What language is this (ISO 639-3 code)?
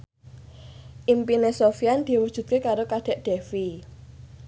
jav